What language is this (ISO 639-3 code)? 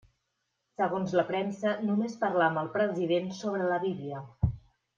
cat